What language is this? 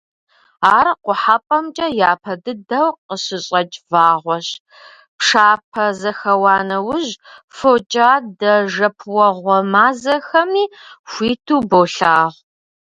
Kabardian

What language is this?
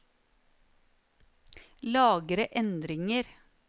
Norwegian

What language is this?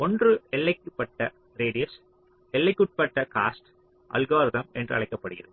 Tamil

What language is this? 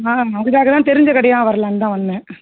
Tamil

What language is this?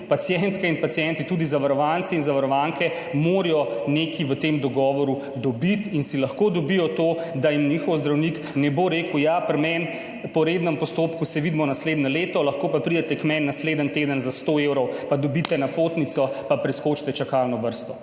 Slovenian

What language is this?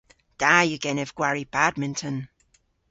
Cornish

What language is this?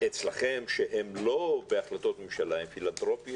Hebrew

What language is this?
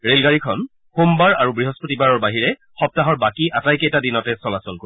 Assamese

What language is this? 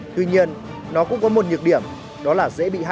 Vietnamese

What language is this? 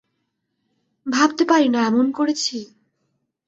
Bangla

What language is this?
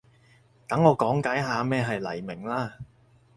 Cantonese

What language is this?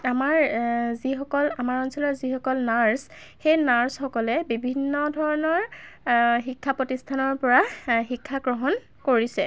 Assamese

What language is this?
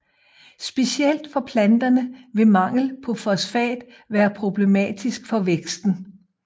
Danish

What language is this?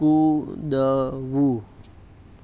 Gujarati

